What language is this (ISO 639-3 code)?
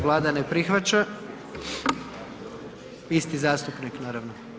hrv